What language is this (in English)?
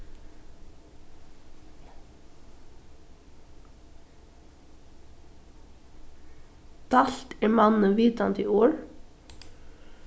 Faroese